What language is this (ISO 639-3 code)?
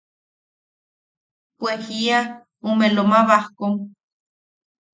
yaq